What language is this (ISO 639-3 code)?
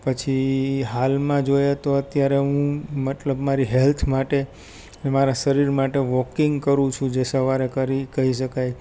guj